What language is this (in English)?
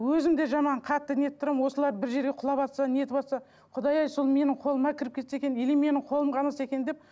Kazakh